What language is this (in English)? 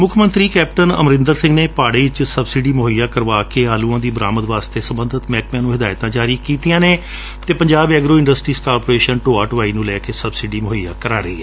Punjabi